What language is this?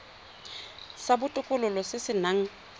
Tswana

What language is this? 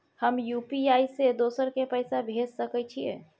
Maithili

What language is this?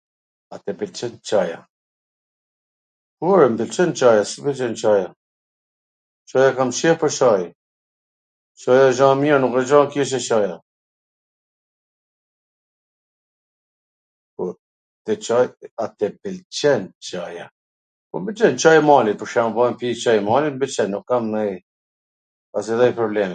Gheg Albanian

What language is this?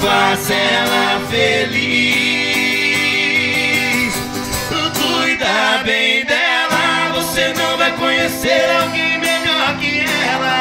Portuguese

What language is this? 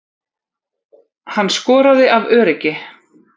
Icelandic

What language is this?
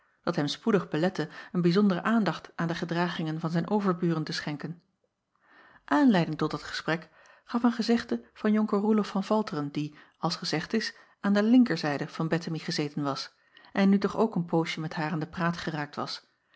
Dutch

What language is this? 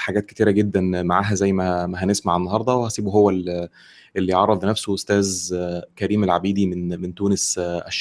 Arabic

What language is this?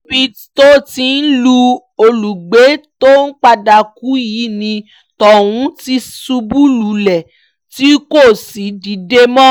Yoruba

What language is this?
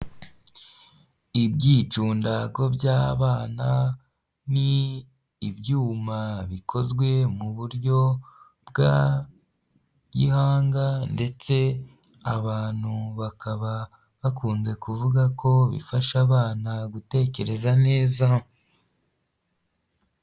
Kinyarwanda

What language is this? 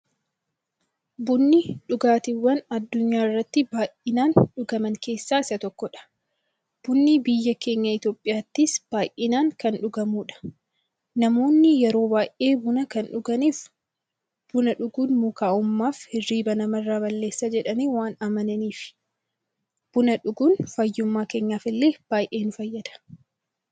Oromo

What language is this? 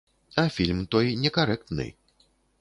Belarusian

